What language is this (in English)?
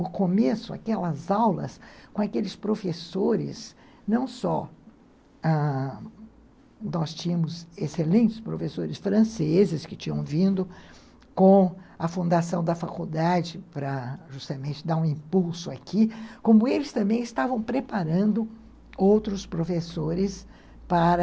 Portuguese